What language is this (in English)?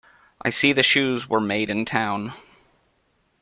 English